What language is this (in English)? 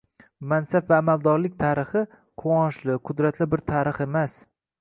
Uzbek